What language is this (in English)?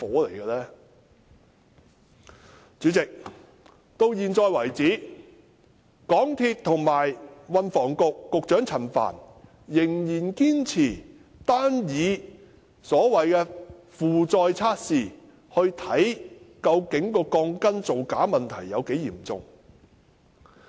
Cantonese